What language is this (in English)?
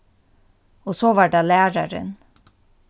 Faroese